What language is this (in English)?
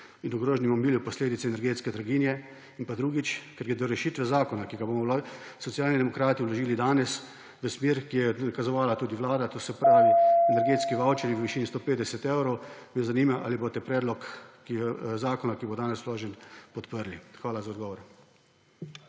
Slovenian